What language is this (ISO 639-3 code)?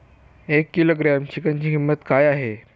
mar